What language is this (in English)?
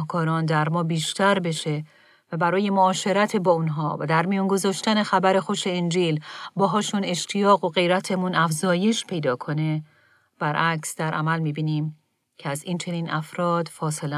Persian